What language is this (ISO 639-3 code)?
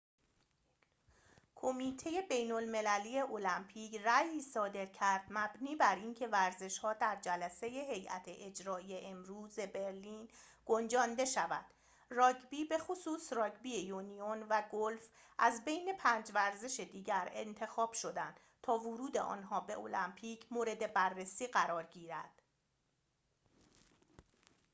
fas